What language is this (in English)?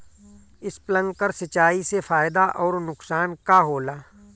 Bhojpuri